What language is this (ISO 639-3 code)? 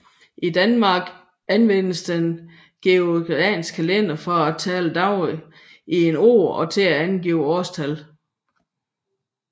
dan